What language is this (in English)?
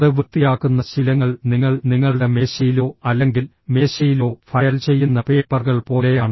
Malayalam